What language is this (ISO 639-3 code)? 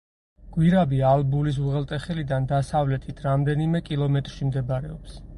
kat